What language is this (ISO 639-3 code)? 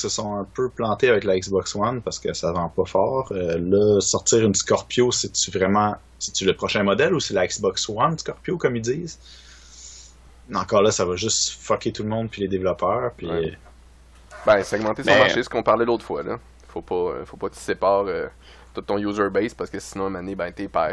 fra